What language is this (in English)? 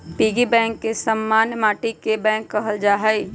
Magahi